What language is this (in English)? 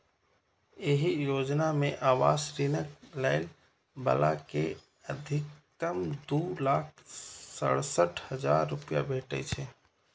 Maithili